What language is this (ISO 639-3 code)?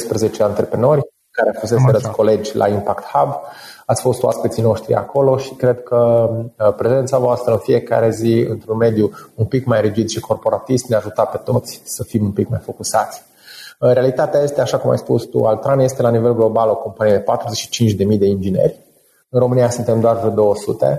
ron